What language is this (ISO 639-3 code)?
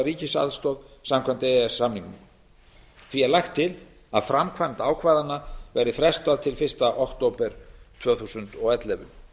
isl